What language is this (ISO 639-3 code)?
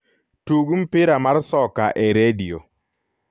luo